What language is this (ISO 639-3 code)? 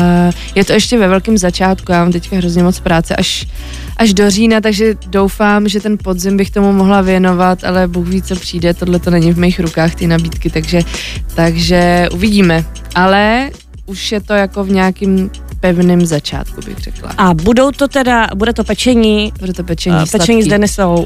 ces